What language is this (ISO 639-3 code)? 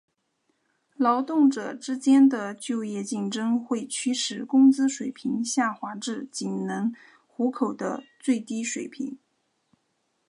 zho